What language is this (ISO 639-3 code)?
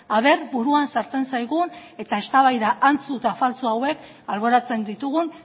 eus